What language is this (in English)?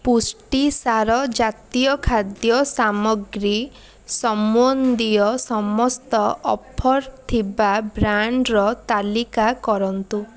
Odia